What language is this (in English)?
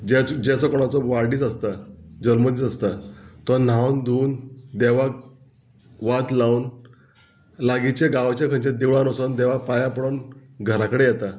Konkani